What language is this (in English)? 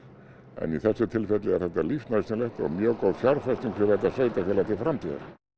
Icelandic